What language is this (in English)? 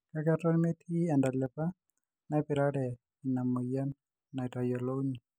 Masai